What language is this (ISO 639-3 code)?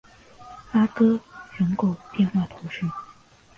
zho